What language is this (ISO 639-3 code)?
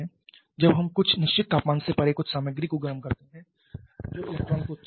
hin